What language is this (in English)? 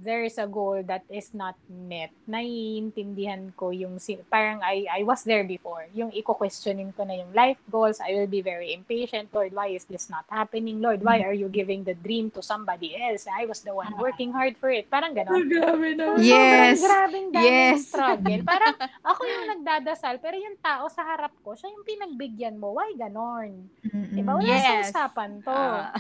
Filipino